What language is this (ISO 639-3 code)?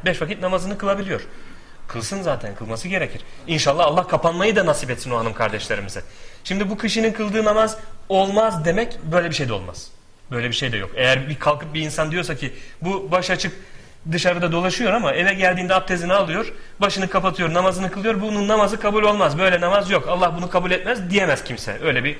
tur